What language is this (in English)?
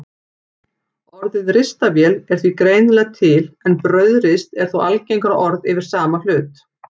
Icelandic